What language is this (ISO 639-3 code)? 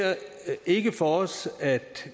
dan